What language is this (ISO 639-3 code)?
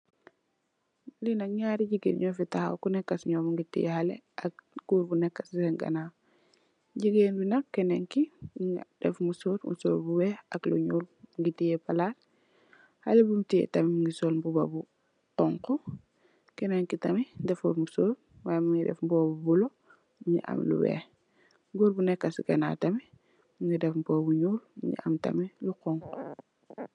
wol